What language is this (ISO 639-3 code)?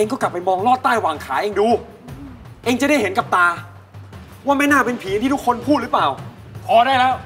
tha